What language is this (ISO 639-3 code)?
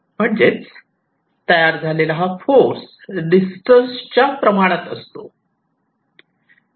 mar